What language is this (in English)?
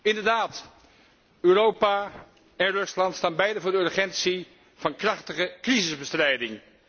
Dutch